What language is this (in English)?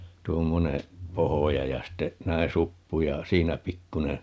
Finnish